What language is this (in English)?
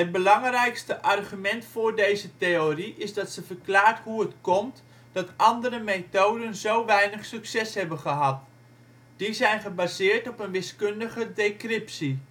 Dutch